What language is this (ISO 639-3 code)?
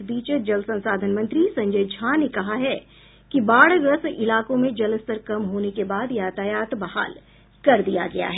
hin